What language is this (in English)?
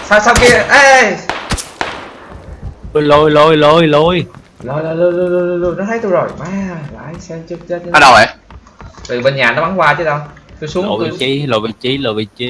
Vietnamese